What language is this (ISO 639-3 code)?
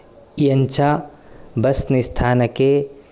san